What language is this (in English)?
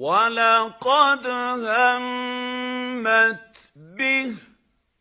Arabic